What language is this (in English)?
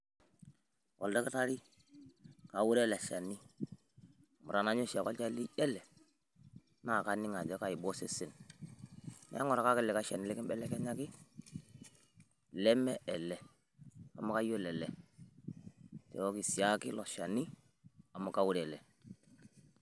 Masai